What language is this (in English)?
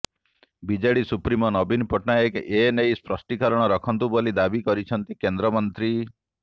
Odia